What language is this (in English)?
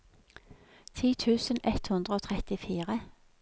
Norwegian